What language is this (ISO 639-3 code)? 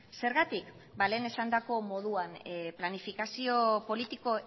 eus